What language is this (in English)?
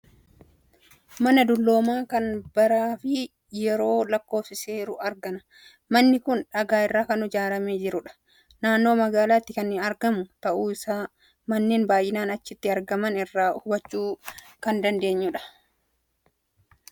Oromo